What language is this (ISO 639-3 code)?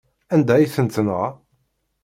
kab